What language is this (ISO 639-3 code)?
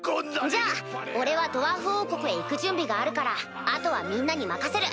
jpn